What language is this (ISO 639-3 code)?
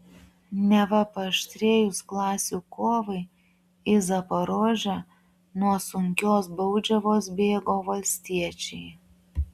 lit